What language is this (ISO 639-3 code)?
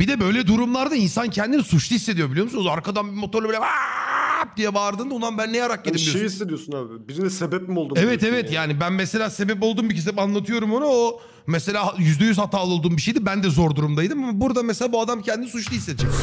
tur